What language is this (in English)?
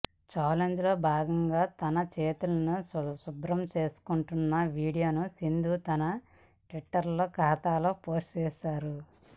Telugu